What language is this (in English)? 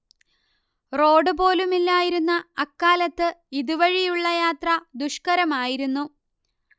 Malayalam